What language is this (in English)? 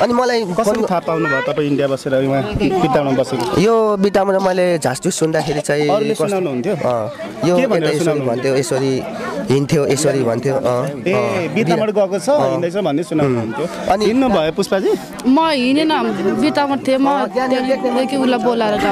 Indonesian